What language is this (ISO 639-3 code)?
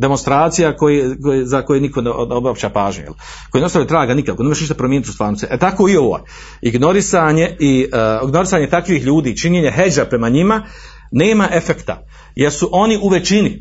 hrv